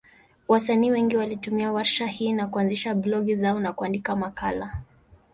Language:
Swahili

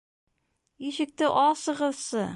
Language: Bashkir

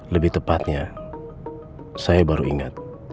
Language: Indonesian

